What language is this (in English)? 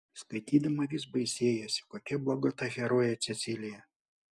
Lithuanian